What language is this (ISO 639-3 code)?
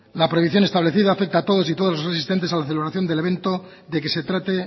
spa